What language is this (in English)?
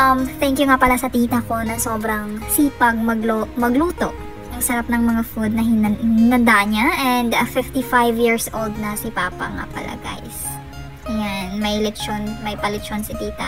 Filipino